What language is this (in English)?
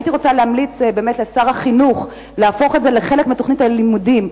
Hebrew